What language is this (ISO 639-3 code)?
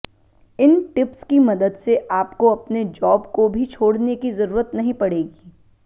hin